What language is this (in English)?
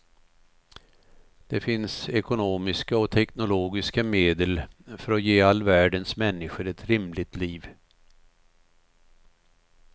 Swedish